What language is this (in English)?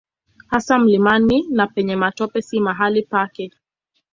Swahili